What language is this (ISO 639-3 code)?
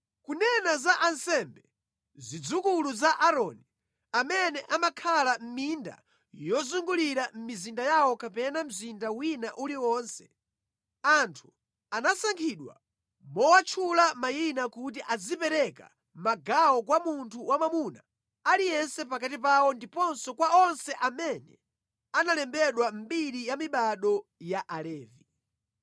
nya